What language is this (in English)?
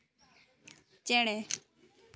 Santali